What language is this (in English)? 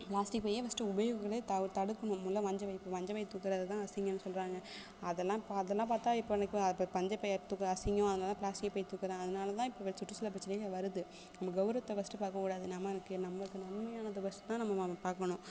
Tamil